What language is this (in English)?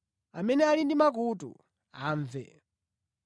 Nyanja